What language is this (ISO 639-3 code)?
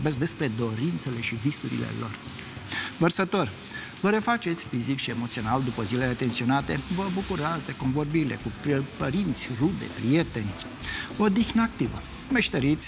ron